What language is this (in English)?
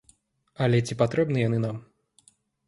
Belarusian